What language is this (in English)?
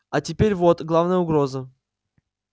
Russian